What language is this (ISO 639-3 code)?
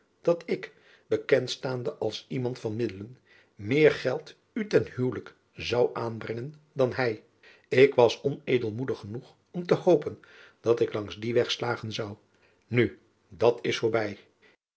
nld